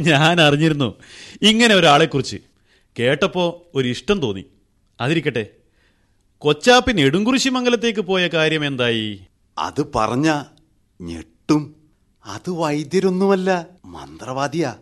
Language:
Malayalam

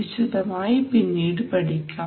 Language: Malayalam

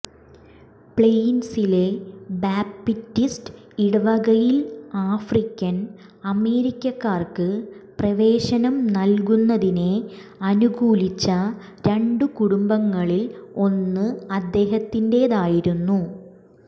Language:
Malayalam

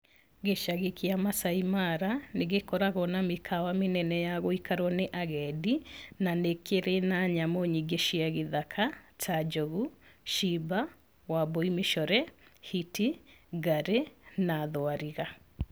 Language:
Kikuyu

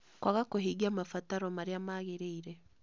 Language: Kikuyu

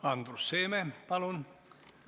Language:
Estonian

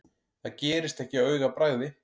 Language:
Icelandic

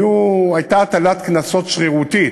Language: Hebrew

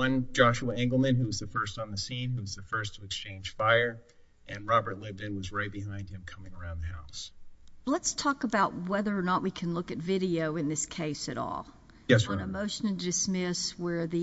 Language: English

